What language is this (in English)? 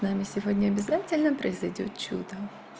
Russian